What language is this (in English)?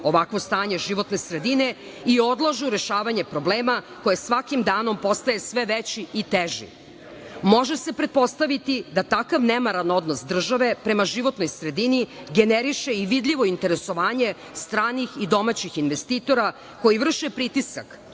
Serbian